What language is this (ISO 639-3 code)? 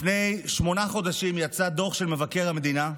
heb